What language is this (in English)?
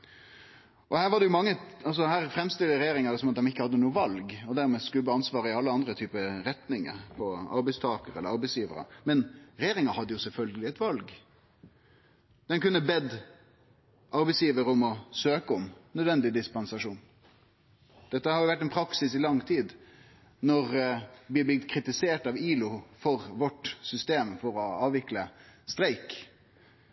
Norwegian Nynorsk